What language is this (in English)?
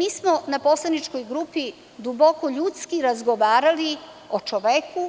Serbian